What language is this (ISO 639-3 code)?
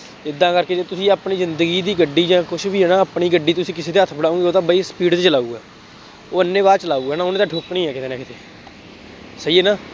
pan